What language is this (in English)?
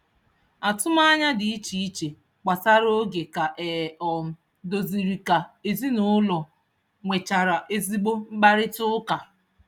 Igbo